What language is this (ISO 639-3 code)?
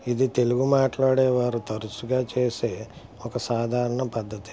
tel